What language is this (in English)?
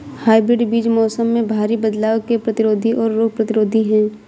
Hindi